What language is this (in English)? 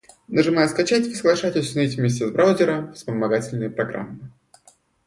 Russian